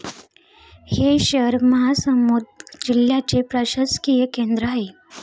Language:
Marathi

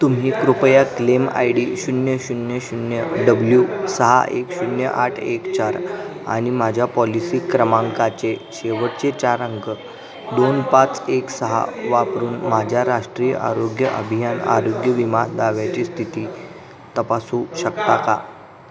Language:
Marathi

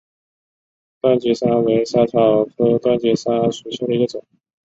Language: Chinese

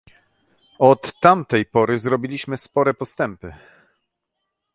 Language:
Polish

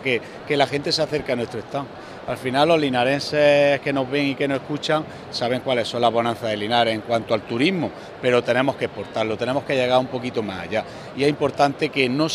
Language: Spanish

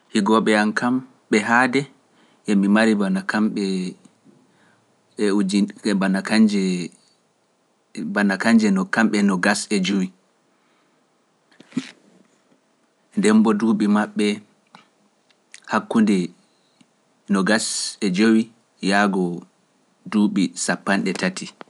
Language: Pular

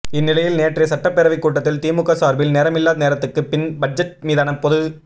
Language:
Tamil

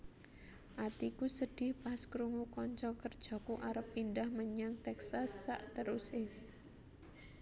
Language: Javanese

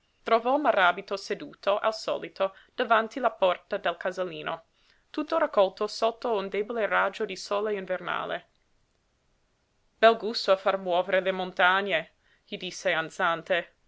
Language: Italian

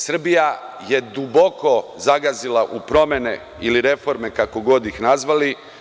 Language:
Serbian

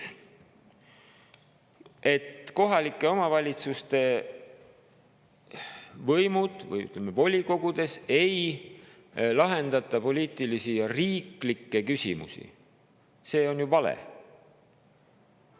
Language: Estonian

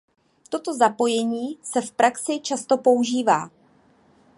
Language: Czech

